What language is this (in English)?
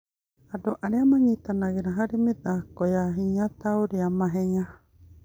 Kikuyu